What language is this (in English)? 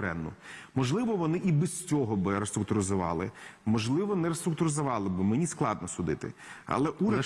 Ukrainian